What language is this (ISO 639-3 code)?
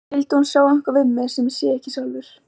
isl